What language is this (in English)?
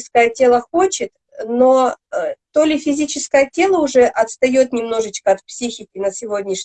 Russian